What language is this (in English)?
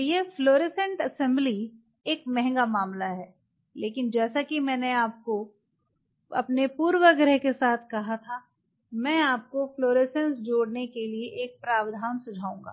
Hindi